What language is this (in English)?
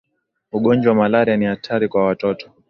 Swahili